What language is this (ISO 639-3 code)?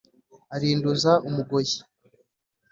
kin